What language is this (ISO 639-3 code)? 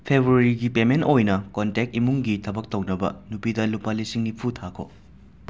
mni